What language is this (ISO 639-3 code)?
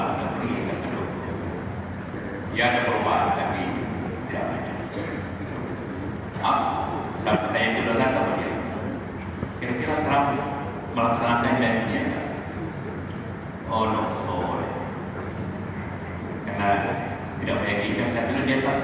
ind